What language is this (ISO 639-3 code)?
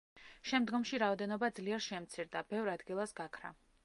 kat